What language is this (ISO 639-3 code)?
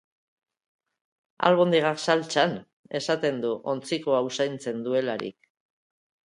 eus